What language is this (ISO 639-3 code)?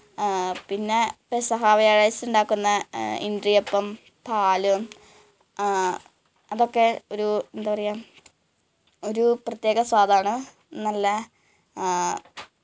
mal